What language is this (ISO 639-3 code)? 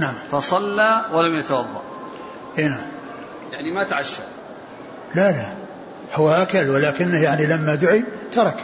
ara